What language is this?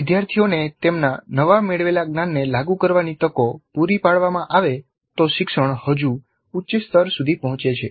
Gujarati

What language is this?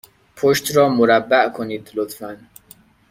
Persian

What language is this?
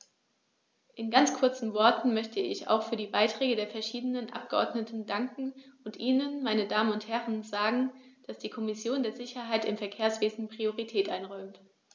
German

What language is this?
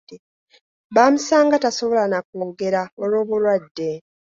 Ganda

